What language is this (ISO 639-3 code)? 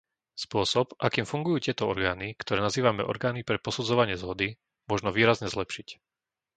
slk